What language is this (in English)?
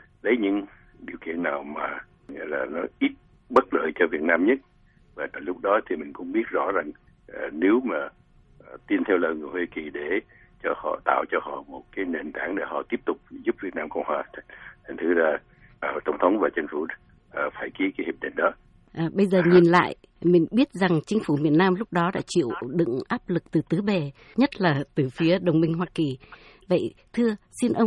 Vietnamese